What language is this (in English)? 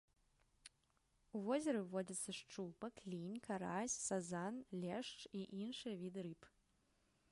Belarusian